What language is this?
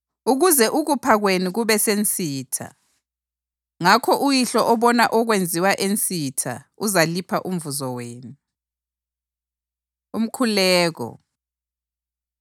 North Ndebele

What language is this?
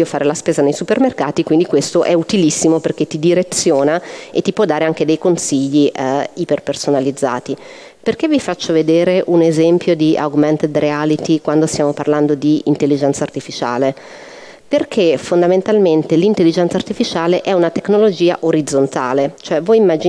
Italian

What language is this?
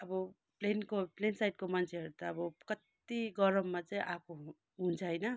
Nepali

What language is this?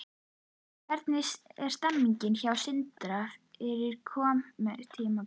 Icelandic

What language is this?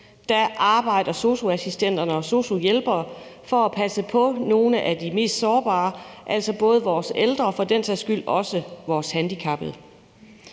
Danish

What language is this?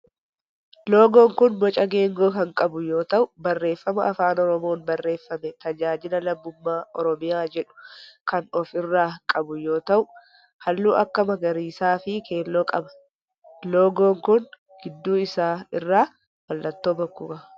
Oromo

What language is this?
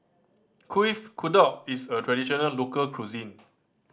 English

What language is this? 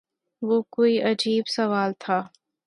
Urdu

